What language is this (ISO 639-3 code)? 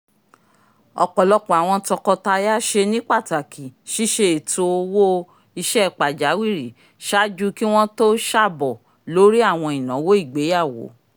yor